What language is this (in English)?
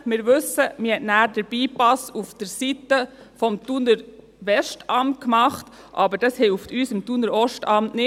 Swiss German